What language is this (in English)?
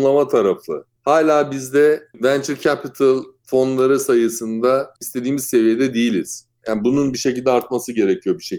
Turkish